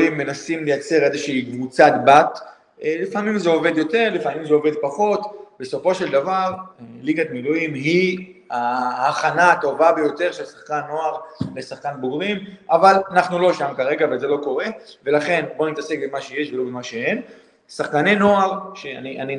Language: Hebrew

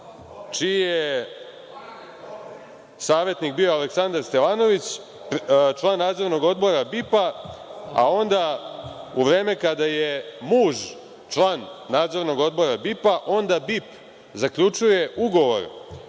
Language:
Serbian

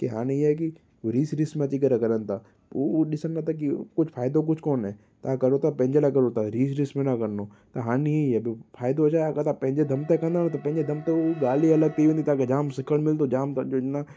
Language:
Sindhi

